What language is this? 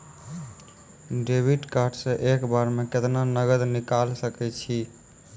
Maithili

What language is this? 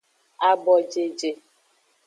Aja (Benin)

